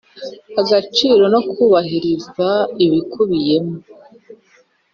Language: Kinyarwanda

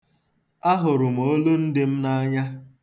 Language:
Igbo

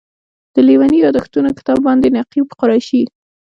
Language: Pashto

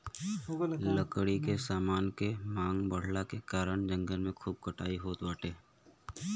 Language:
Bhojpuri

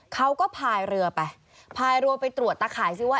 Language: Thai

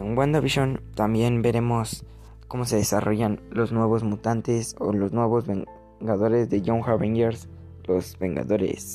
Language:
Spanish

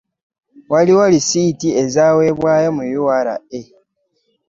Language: Ganda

